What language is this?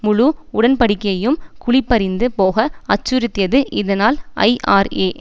Tamil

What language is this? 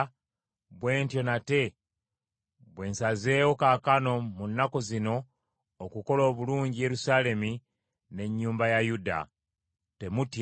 Ganda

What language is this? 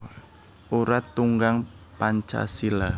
Javanese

